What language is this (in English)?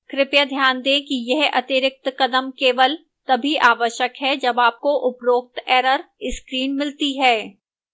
Hindi